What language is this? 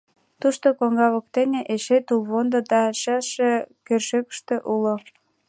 Mari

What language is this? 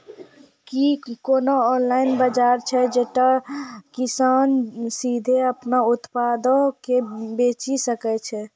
Maithili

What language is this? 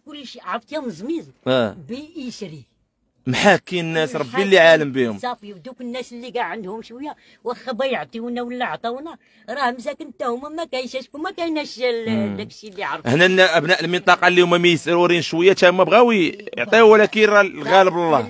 Arabic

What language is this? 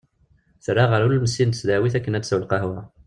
Kabyle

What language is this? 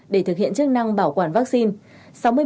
Vietnamese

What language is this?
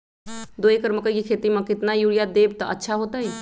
Magahi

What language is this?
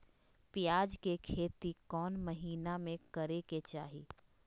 Magahi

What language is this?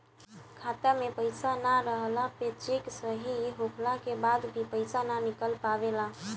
Bhojpuri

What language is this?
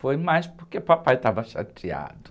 Portuguese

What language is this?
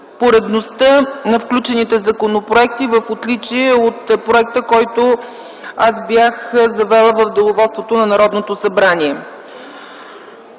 Bulgarian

